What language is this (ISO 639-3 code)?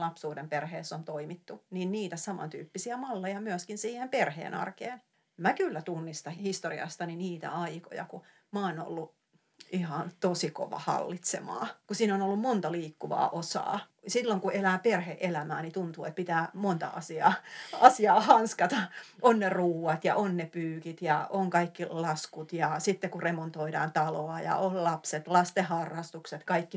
fin